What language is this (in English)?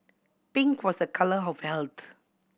English